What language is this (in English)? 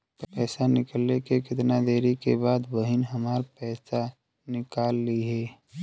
Bhojpuri